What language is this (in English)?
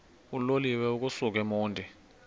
Xhosa